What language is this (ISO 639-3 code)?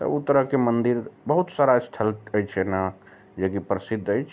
mai